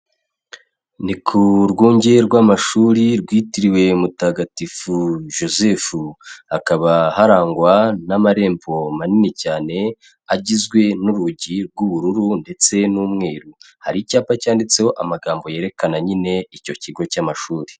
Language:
Kinyarwanda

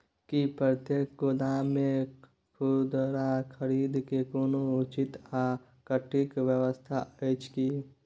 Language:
Maithili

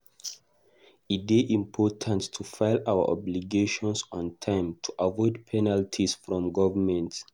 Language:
Nigerian Pidgin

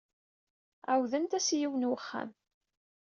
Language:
Kabyle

